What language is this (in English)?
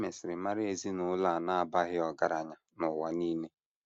Igbo